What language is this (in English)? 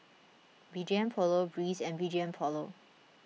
English